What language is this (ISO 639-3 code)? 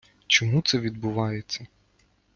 ukr